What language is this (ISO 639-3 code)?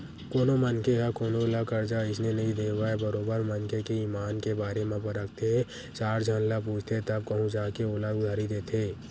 hne